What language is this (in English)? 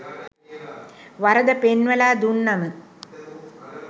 Sinhala